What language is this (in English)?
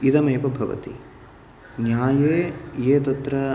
Sanskrit